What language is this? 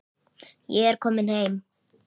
Icelandic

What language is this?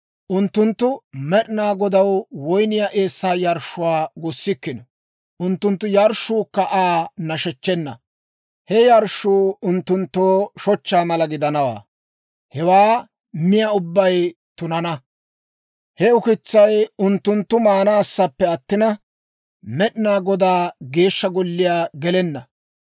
Dawro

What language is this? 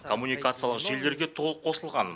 Kazakh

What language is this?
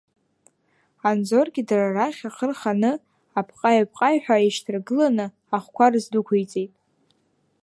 Abkhazian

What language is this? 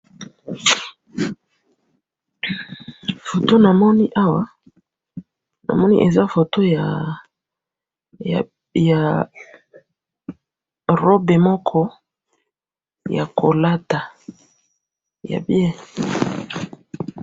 Lingala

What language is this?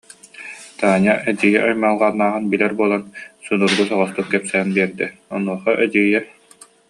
Yakut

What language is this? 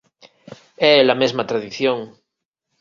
Galician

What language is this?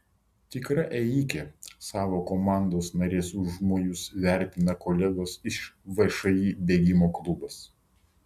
Lithuanian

